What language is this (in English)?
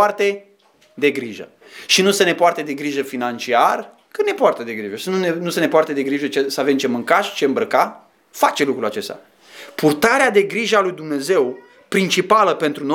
Romanian